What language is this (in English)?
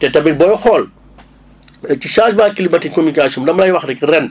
Wolof